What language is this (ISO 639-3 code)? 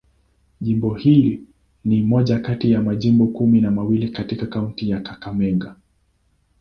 swa